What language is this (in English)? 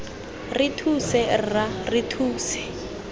Tswana